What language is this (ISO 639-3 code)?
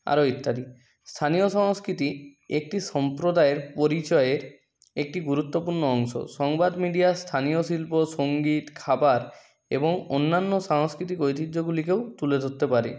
ben